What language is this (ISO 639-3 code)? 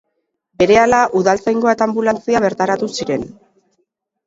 eus